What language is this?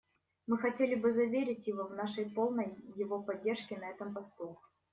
Russian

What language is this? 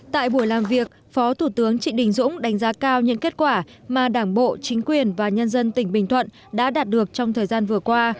Vietnamese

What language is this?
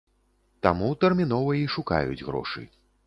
Belarusian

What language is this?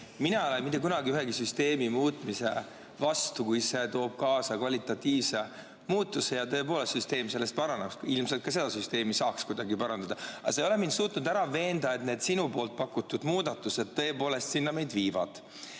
Estonian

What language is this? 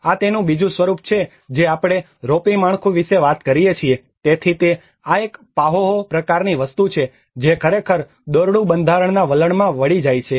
Gujarati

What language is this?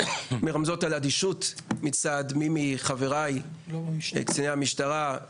Hebrew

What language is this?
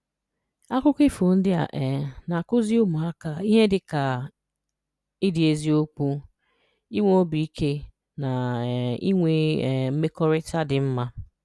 Igbo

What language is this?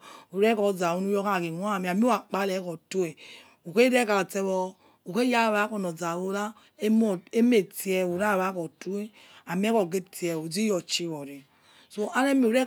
Yekhee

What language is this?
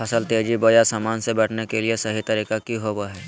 Magahi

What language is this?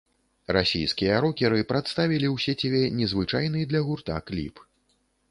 Belarusian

